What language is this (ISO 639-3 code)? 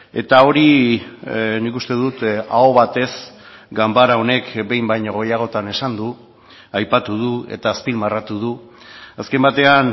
eus